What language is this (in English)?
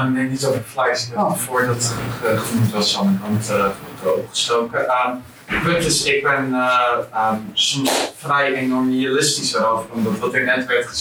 Dutch